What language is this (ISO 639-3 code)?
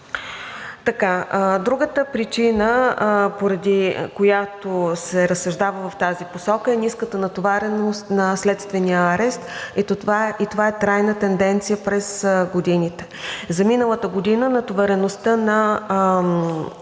bul